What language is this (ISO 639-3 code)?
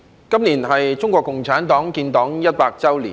yue